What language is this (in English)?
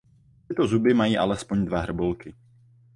Czech